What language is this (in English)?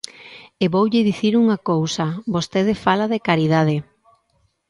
Galician